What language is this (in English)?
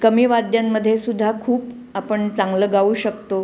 Marathi